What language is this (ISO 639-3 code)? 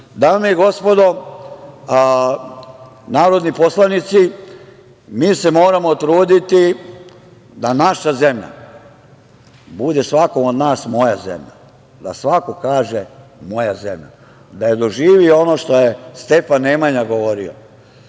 srp